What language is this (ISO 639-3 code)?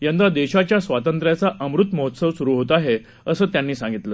mar